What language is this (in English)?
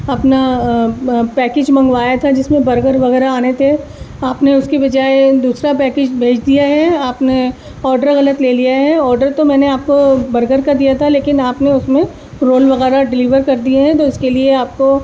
Urdu